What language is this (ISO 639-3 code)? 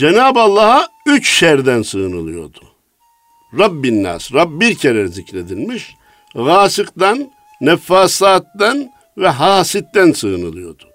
tur